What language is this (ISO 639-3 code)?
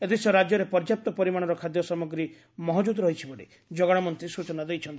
ori